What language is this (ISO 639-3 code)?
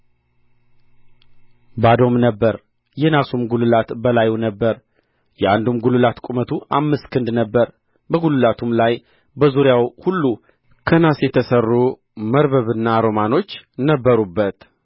amh